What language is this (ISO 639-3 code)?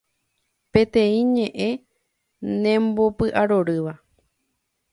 grn